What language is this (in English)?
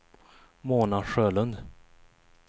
Swedish